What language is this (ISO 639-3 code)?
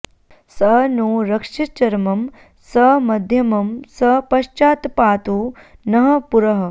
san